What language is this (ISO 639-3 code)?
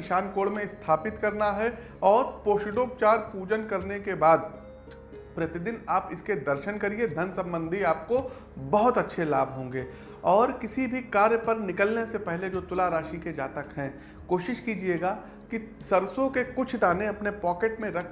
hin